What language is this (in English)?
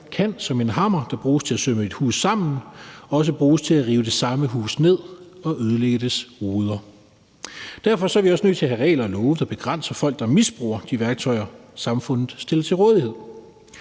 Danish